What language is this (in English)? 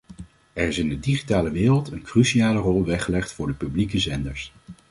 Dutch